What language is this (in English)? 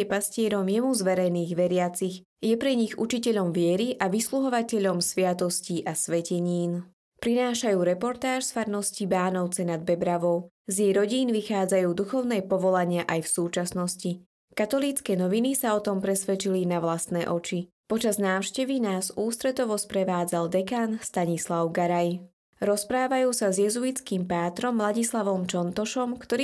Slovak